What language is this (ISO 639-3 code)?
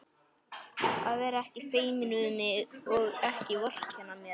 isl